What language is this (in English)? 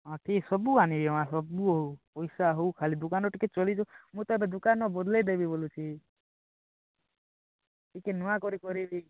Odia